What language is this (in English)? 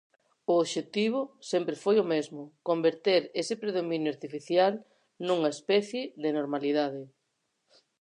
Galician